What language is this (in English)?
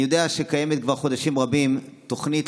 Hebrew